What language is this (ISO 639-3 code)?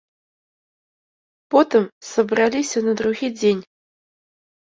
bel